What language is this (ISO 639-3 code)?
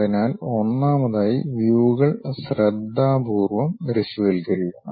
mal